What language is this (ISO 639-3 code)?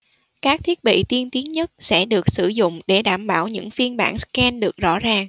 vie